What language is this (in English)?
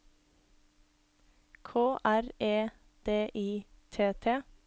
Norwegian